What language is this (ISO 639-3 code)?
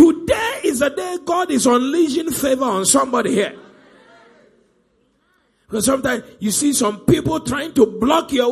eng